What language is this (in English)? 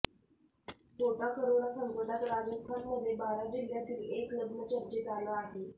Marathi